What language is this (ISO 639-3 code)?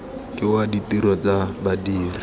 tsn